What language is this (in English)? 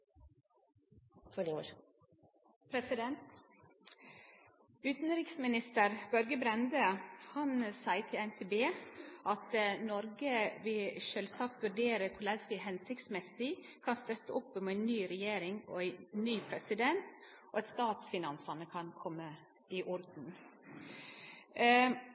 Norwegian Nynorsk